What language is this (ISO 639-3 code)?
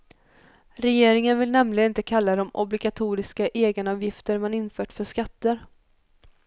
swe